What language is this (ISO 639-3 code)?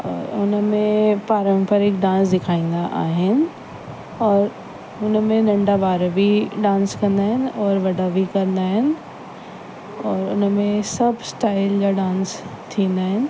snd